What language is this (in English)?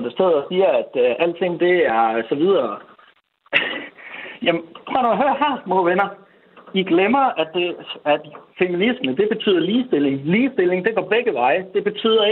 Danish